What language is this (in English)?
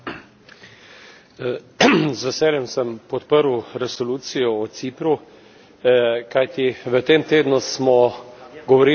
Slovenian